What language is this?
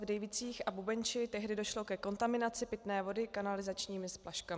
Czech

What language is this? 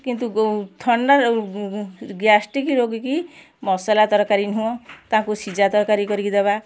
Odia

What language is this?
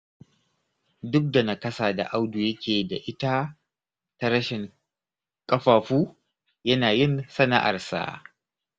Hausa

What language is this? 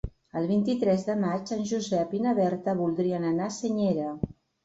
Catalan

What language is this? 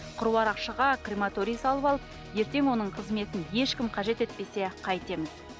Kazakh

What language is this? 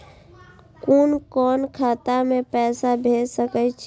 Maithili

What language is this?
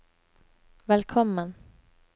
Norwegian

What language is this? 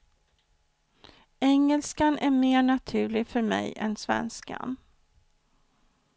Swedish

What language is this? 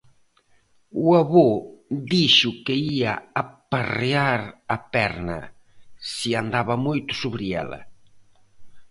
Galician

